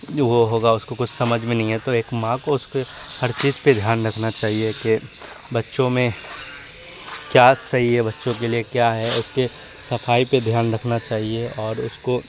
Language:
Urdu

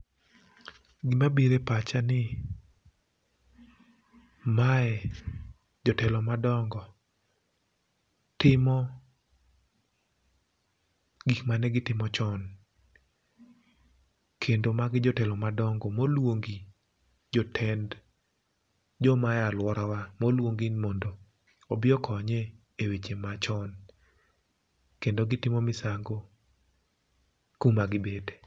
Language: Luo (Kenya and Tanzania)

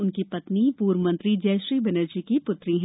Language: Hindi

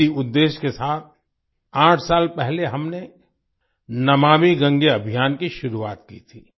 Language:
Hindi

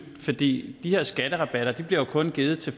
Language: Danish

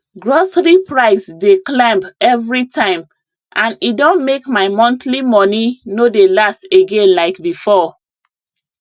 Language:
Nigerian Pidgin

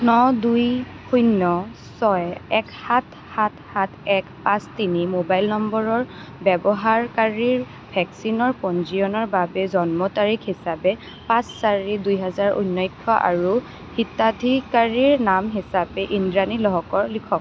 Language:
Assamese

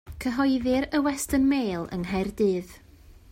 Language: Welsh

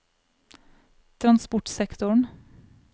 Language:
Norwegian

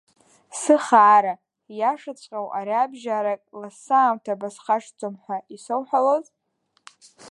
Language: Abkhazian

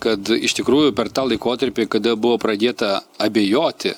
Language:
Lithuanian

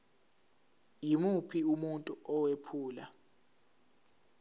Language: Zulu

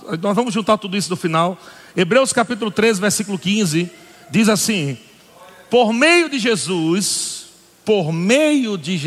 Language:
Portuguese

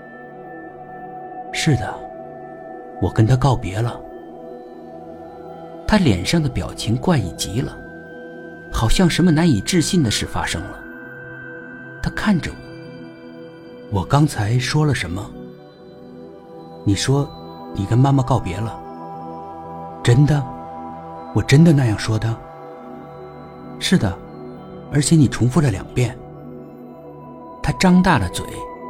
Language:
Chinese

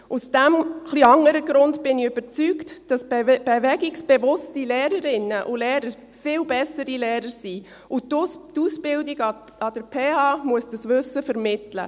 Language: Swiss German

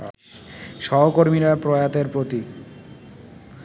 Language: Bangla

